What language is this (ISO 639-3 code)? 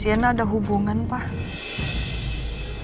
ind